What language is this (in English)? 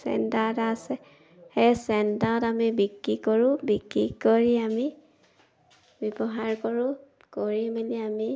Assamese